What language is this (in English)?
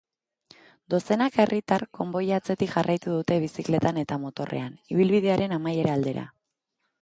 Basque